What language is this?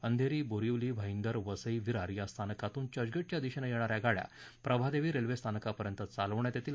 Marathi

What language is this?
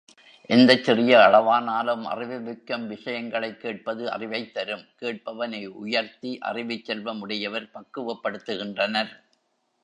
Tamil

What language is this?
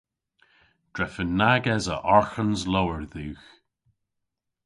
Cornish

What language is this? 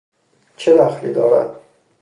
Persian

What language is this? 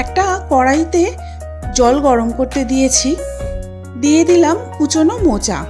Bangla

